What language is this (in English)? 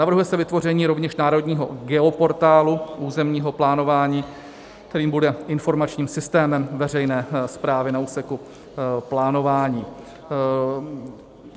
Czech